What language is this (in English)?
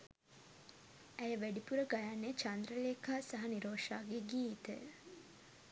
Sinhala